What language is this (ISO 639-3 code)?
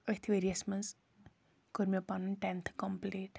kas